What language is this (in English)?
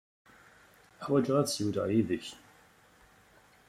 Kabyle